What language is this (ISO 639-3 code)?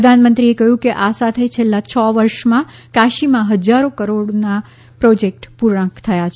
guj